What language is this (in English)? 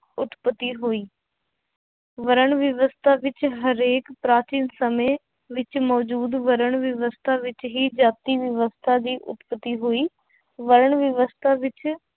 Punjabi